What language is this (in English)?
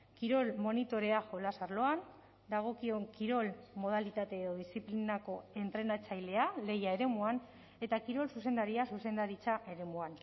Basque